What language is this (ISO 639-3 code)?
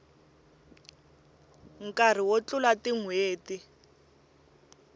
tso